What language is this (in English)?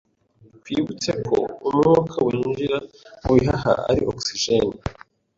Kinyarwanda